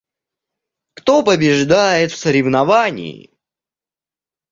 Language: Russian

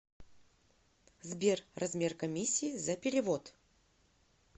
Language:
Russian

